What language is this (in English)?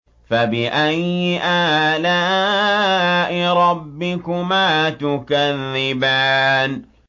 Arabic